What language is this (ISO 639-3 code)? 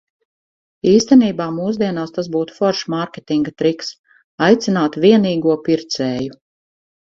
lav